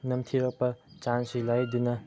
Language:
Manipuri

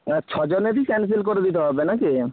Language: Bangla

